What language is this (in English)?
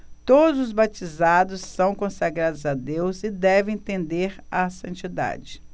Portuguese